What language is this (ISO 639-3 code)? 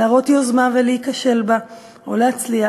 heb